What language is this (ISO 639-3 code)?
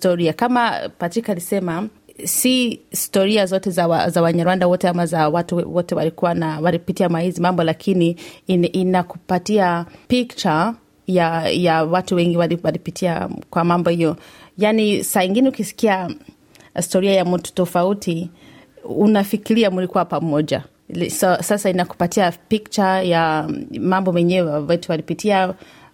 swa